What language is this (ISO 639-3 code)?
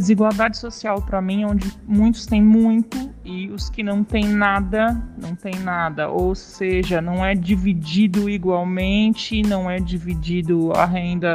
por